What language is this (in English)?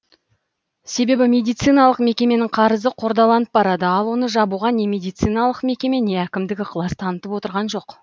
Kazakh